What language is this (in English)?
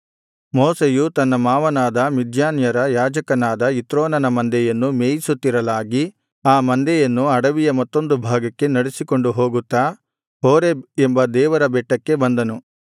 Kannada